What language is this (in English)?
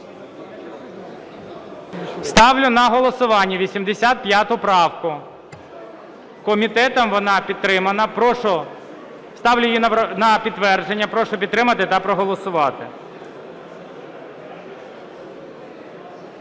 Ukrainian